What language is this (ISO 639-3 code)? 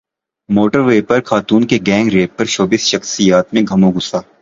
urd